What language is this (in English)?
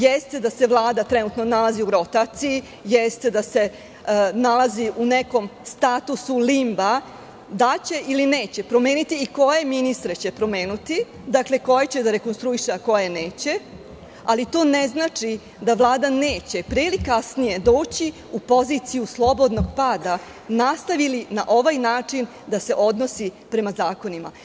Serbian